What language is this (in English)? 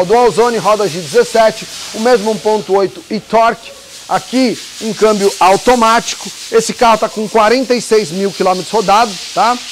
Portuguese